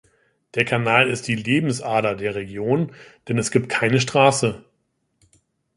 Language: German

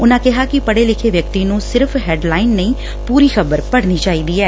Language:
Punjabi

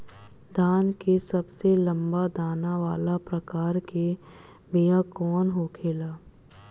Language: Bhojpuri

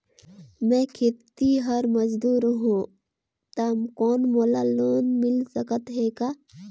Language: Chhattisgarhi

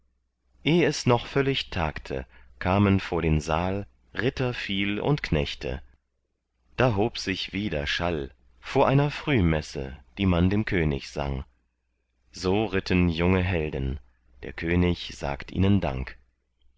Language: German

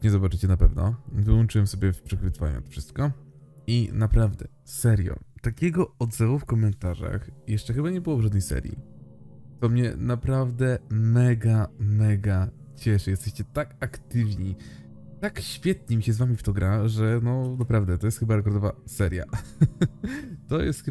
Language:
Polish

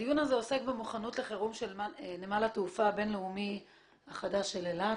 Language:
Hebrew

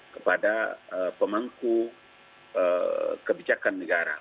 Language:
Indonesian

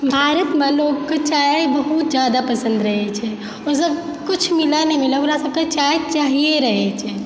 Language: Maithili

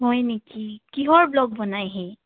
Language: Assamese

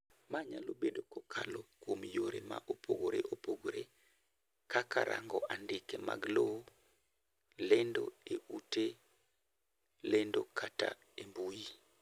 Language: Luo (Kenya and Tanzania)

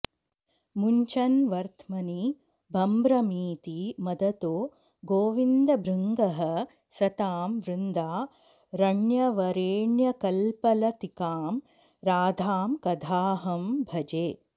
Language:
Sanskrit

